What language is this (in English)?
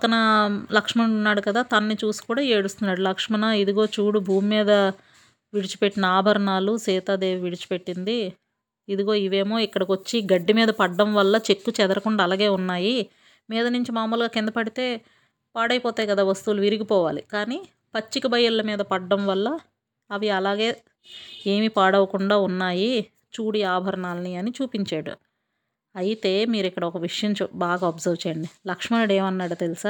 Telugu